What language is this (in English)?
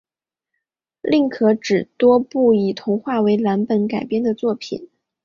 Chinese